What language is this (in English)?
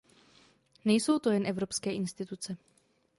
Czech